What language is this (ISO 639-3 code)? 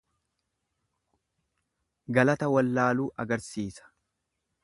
orm